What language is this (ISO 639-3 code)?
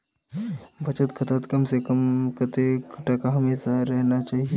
mag